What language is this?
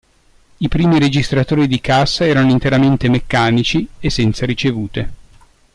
Italian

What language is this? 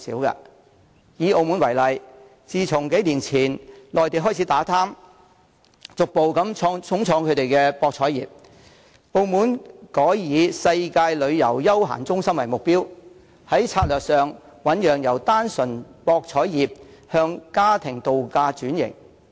Cantonese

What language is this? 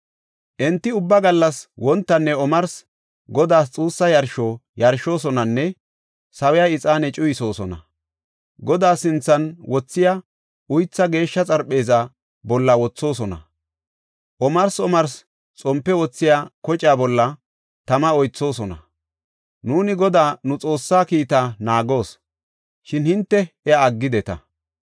Gofa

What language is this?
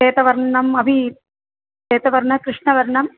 Sanskrit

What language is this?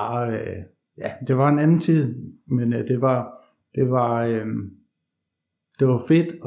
Danish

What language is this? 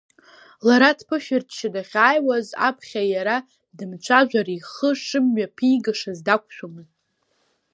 Abkhazian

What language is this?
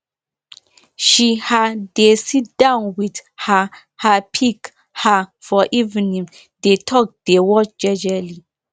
Nigerian Pidgin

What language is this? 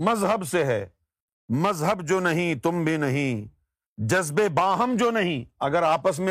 Urdu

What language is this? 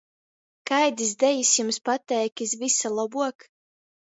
Latgalian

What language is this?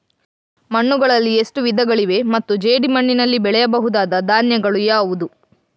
Kannada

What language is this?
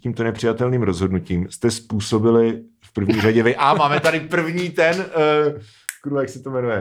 Czech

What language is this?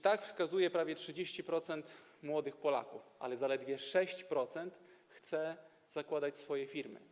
Polish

